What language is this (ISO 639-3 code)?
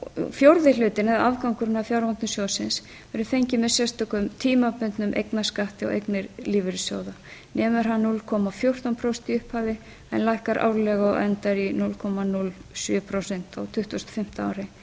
isl